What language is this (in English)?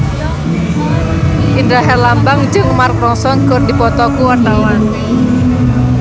Sundanese